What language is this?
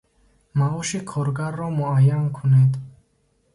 Tajik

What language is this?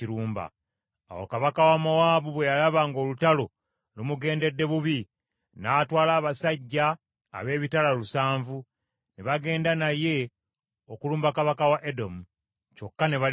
Ganda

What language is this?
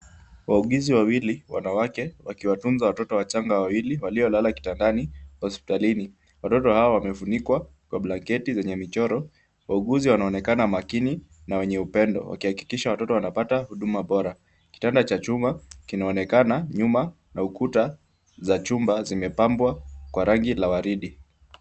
Swahili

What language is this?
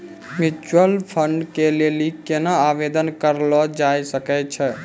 Maithili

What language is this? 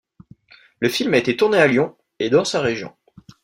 French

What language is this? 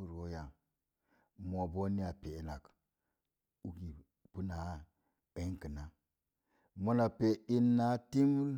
Mom Jango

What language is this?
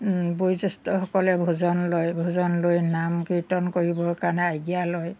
Assamese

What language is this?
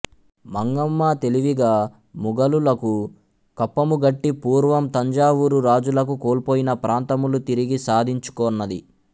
Telugu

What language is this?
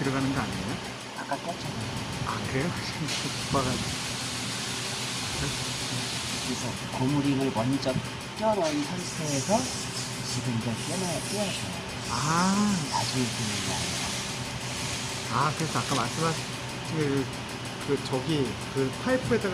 Korean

